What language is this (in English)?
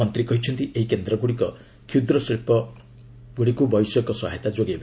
Odia